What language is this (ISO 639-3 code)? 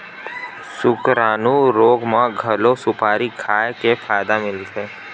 hne